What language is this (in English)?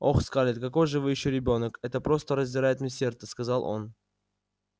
Russian